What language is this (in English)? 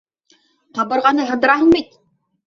Bashkir